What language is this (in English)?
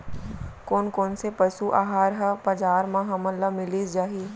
Chhattisgarhi